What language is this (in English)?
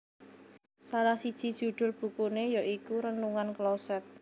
Javanese